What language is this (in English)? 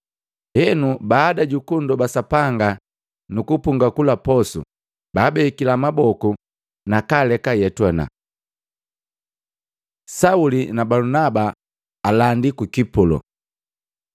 Matengo